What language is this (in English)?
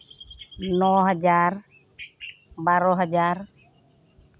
Santali